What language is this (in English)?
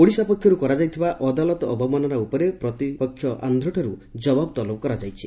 Odia